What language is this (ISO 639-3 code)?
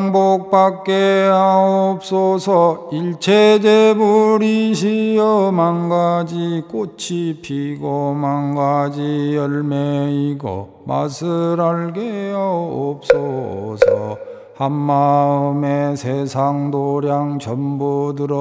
kor